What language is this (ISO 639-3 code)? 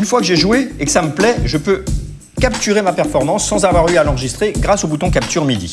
fra